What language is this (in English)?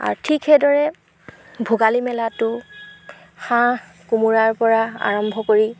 Assamese